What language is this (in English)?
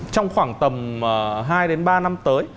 Vietnamese